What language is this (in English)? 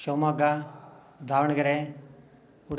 Sanskrit